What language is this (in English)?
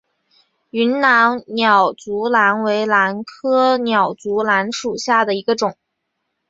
Chinese